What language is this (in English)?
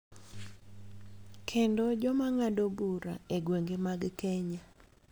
Luo (Kenya and Tanzania)